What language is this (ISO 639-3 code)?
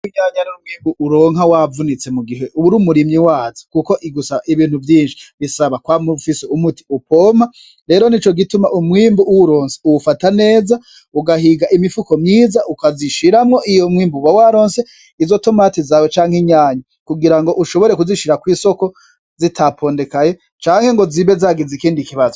run